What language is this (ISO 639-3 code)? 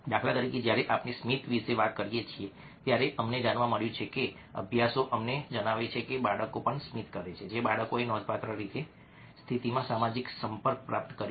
guj